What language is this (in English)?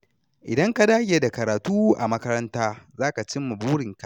Hausa